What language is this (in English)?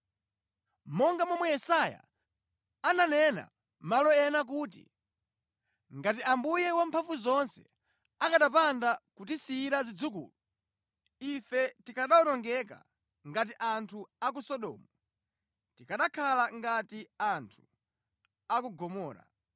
Nyanja